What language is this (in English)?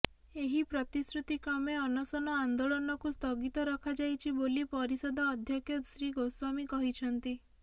Odia